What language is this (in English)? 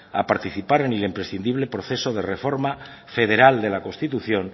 Spanish